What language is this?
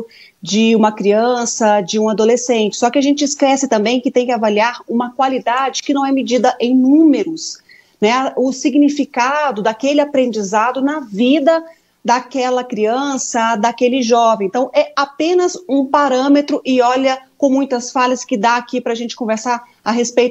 Portuguese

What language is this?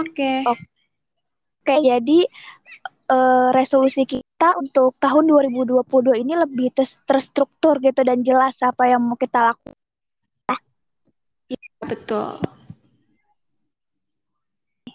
Indonesian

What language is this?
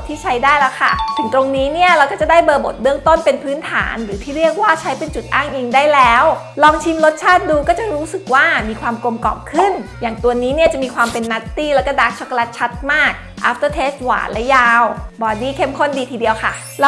Thai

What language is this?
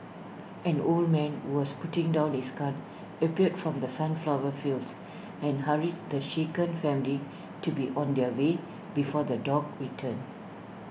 English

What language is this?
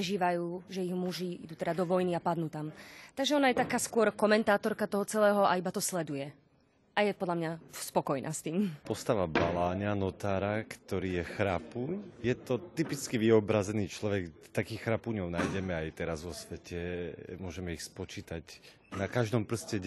Slovak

